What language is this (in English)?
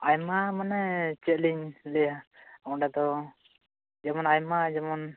Santali